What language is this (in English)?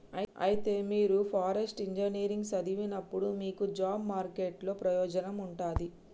Telugu